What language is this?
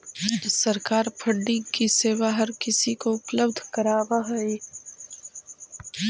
Magahi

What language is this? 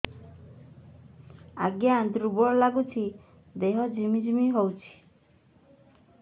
Odia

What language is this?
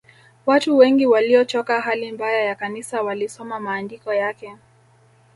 Swahili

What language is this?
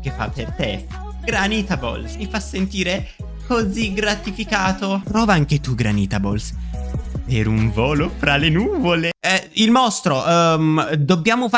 Italian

